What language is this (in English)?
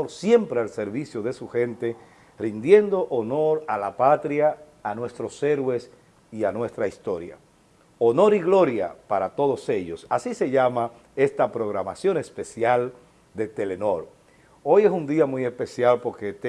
Spanish